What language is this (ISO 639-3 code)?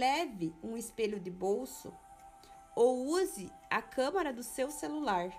por